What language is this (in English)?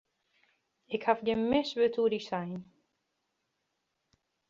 Western Frisian